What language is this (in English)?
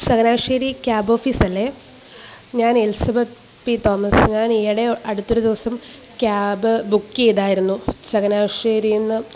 Malayalam